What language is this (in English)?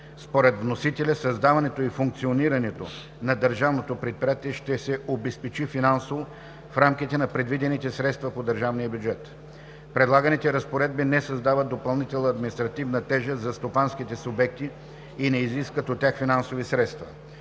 Bulgarian